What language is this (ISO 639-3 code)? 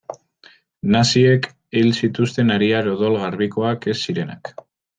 eus